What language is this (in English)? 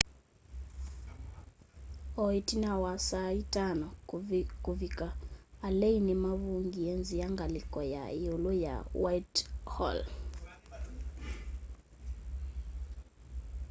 Kamba